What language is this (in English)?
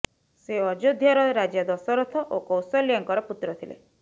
Odia